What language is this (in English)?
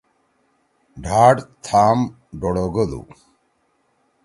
Torwali